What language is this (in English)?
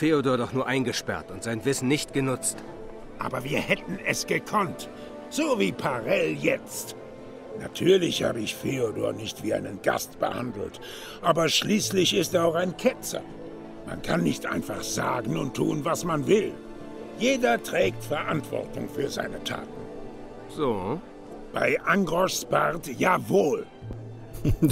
German